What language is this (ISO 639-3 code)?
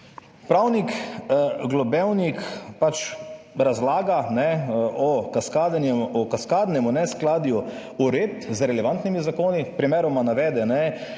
slv